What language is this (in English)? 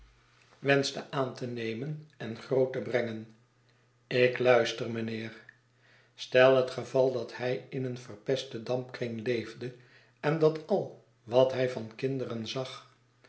Dutch